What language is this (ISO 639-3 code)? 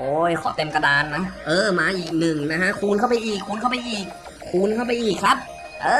tha